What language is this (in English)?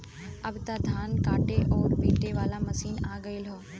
Bhojpuri